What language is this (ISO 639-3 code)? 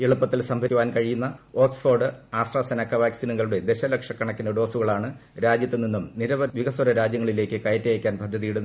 mal